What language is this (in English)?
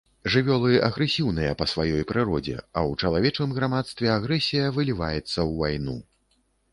Belarusian